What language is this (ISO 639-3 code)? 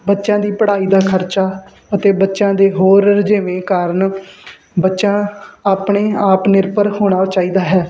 pan